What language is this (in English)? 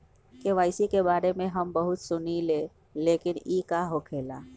Magahi